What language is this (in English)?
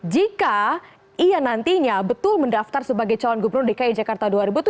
Indonesian